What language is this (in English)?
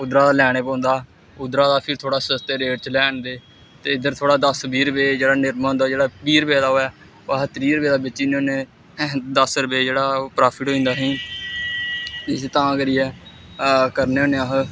Dogri